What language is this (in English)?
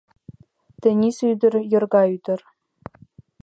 Mari